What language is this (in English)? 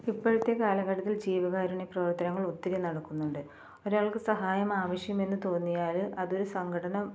Malayalam